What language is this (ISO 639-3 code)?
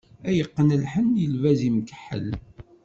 kab